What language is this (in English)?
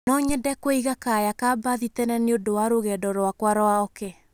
Kikuyu